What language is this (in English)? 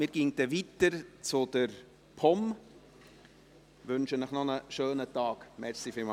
Swiss German